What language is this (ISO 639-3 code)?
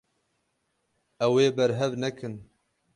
kur